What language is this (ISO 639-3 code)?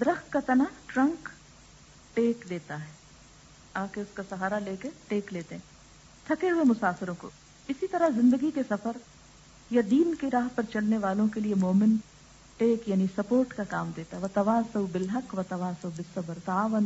urd